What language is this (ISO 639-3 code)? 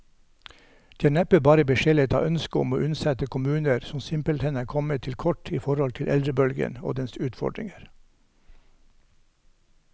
nor